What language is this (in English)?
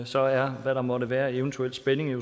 Danish